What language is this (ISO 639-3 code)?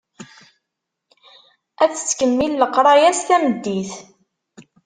kab